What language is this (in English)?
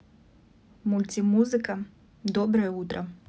Russian